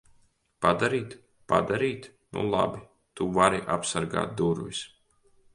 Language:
Latvian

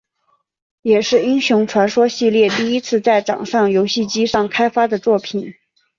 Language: Chinese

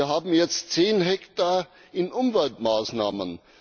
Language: German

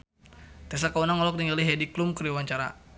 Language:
Sundanese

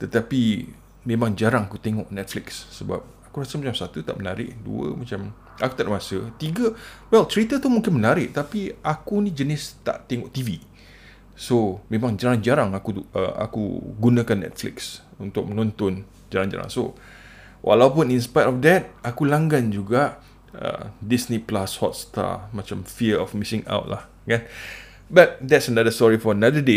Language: Malay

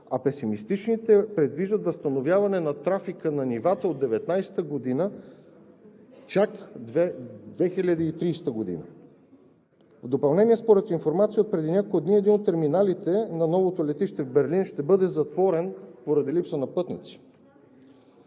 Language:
Bulgarian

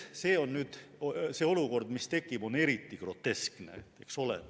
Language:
Estonian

